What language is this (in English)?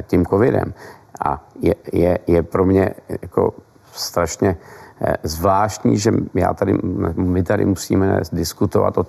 Czech